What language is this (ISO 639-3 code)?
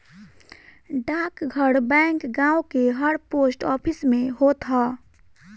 bho